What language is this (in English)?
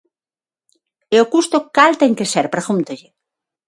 Galician